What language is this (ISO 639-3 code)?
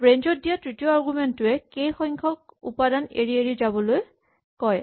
asm